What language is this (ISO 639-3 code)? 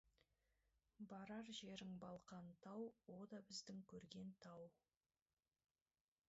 kaz